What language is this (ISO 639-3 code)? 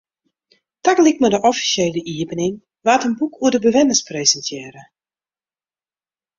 fry